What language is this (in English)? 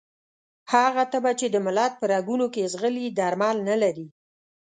Pashto